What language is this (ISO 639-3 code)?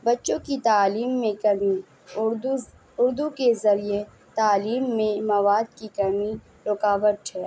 urd